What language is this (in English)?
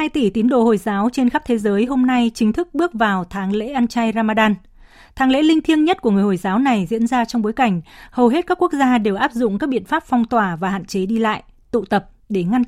Vietnamese